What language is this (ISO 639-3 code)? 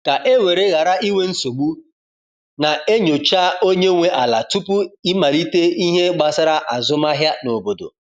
ibo